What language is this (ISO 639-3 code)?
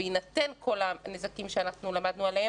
heb